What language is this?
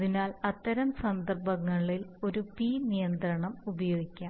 Malayalam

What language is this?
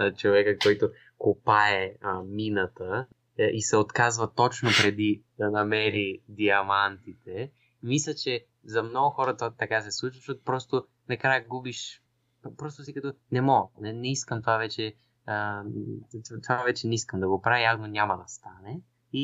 Bulgarian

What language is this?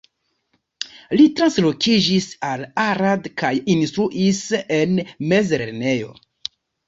Esperanto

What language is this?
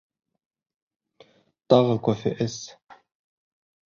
Bashkir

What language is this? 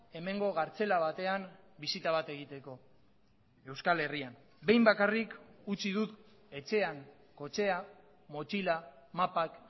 Basque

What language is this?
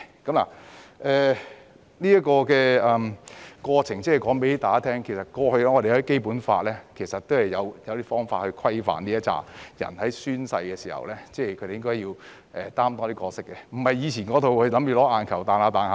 Cantonese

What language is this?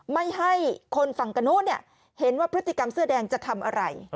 Thai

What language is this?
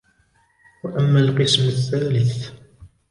Arabic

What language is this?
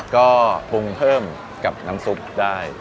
Thai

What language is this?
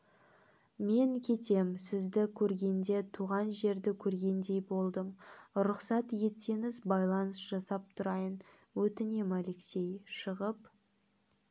Kazakh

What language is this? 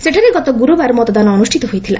Odia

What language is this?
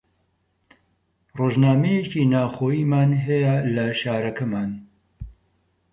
Central Kurdish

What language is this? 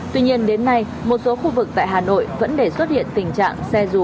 Vietnamese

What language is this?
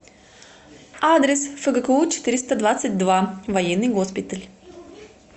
Russian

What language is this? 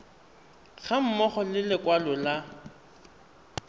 Tswana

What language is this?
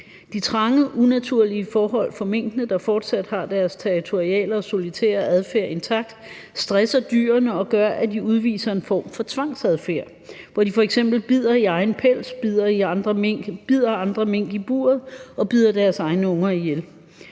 Danish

